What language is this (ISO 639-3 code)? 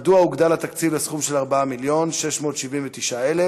heb